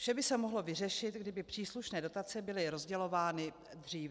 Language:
Czech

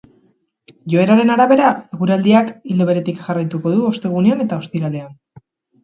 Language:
Basque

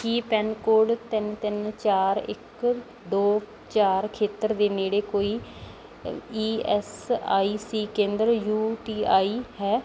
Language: Punjabi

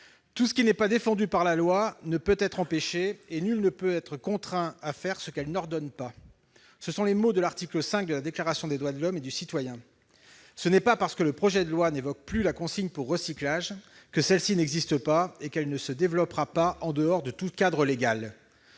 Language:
French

